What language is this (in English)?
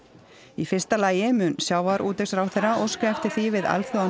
Icelandic